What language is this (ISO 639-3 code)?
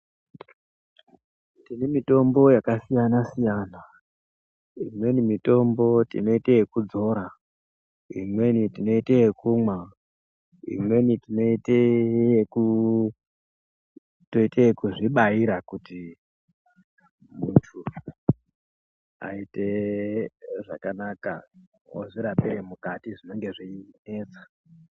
ndc